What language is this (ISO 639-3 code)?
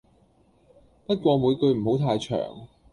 yue